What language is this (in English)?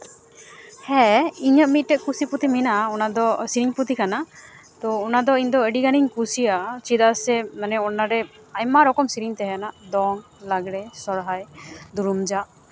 Santali